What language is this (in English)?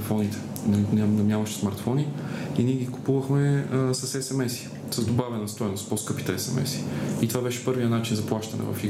Bulgarian